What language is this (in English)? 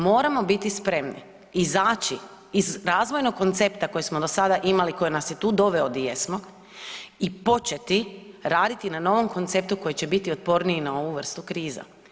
Croatian